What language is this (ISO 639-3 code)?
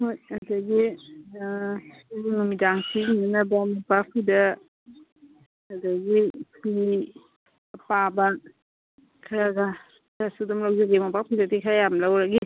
mni